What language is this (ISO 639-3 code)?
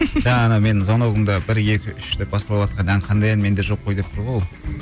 kaz